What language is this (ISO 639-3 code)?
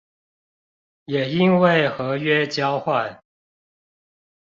zho